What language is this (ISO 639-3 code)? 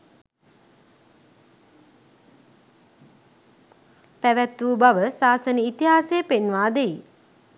sin